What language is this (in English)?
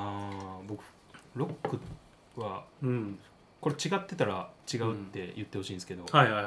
Japanese